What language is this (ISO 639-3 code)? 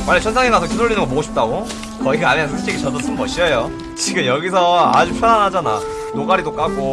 kor